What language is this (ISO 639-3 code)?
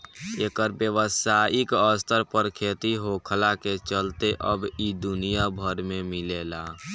bho